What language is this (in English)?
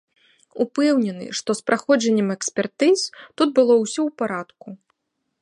Belarusian